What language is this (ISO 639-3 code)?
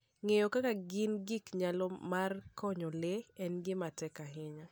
luo